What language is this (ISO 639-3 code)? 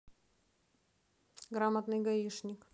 rus